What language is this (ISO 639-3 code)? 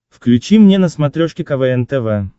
rus